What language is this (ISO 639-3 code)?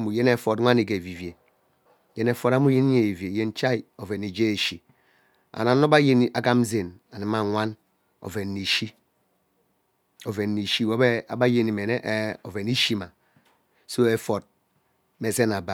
byc